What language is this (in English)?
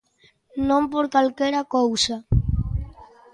Galician